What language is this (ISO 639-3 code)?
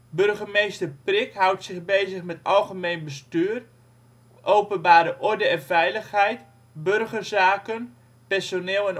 nld